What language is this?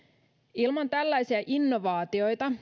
Finnish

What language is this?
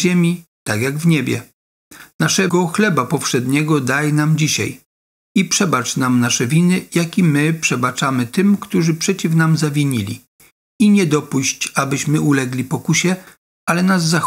Polish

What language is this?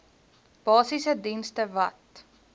Afrikaans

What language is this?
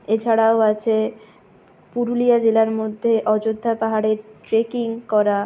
Bangla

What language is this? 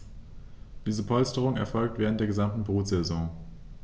German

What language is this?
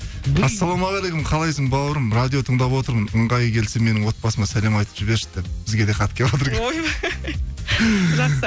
Kazakh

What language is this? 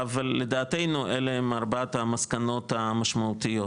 Hebrew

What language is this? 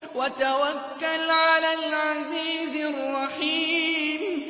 Arabic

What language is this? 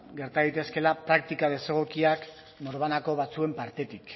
Basque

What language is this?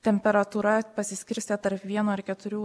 Lithuanian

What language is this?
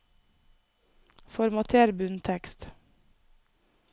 Norwegian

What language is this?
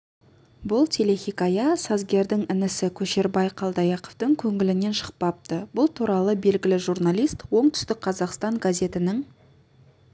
Kazakh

